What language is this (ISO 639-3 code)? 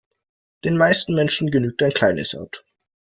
deu